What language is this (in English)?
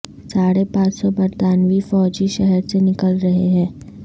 Urdu